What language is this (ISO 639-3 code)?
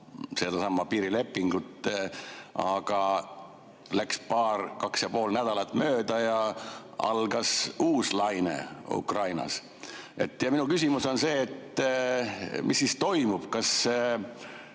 est